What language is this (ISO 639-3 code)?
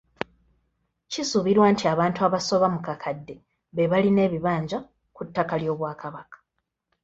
lug